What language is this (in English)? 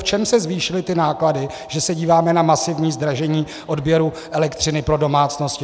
Czech